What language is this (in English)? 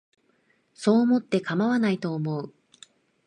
Japanese